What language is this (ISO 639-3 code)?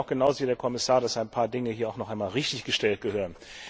deu